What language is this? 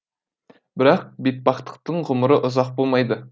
Kazakh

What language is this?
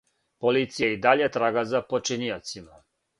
Serbian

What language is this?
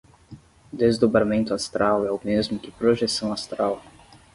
Portuguese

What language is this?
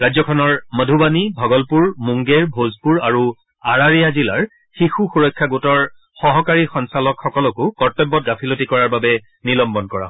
Assamese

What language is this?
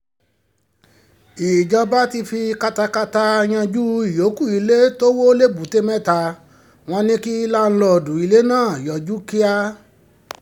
Yoruba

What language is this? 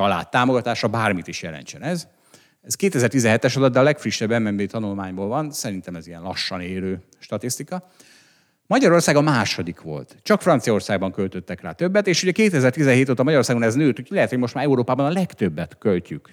Hungarian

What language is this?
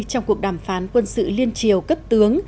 Vietnamese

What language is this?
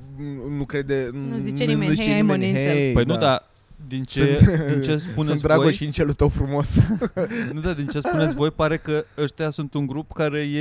Romanian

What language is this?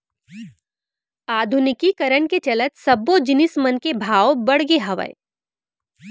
Chhattisgarhi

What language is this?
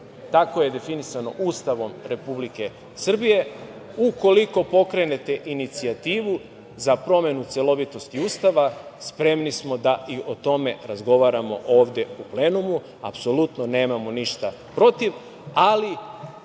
Serbian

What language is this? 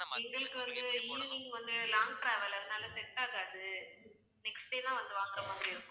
Tamil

